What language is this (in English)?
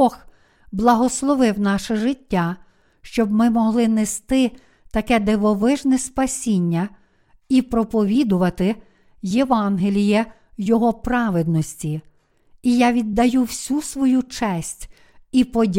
Ukrainian